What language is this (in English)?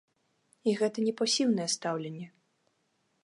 Belarusian